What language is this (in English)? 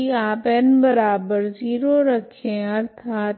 Hindi